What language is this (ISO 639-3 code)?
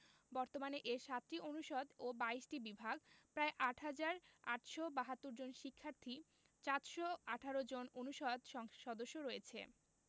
ben